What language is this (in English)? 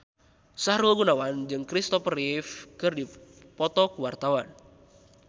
Sundanese